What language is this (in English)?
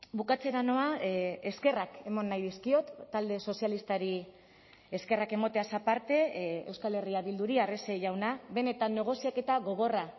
Basque